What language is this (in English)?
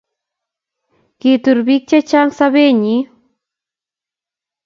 Kalenjin